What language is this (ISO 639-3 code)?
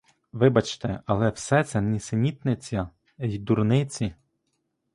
ukr